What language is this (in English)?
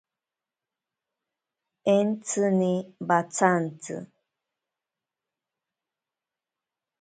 Ashéninka Perené